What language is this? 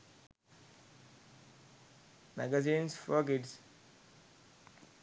Sinhala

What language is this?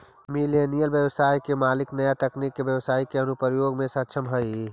Magahi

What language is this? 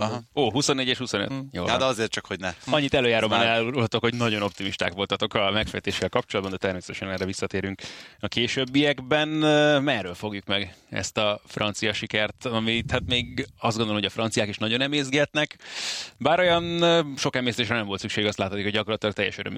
Hungarian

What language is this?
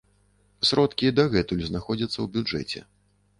Belarusian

